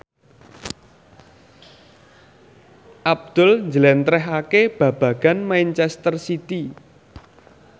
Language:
Javanese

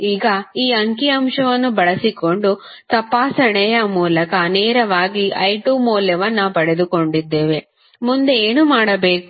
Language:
Kannada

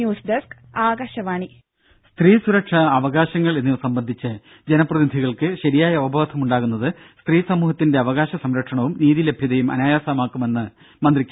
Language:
Malayalam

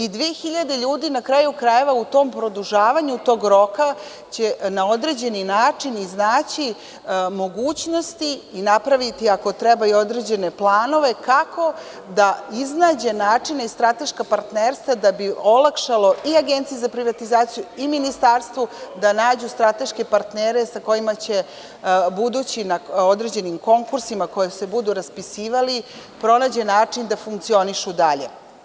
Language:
Serbian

